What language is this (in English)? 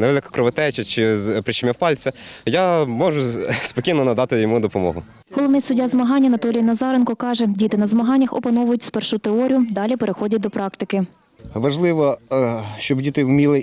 Ukrainian